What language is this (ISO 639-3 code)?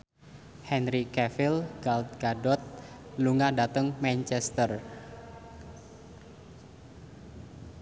jav